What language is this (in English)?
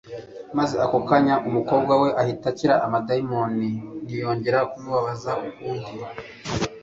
Kinyarwanda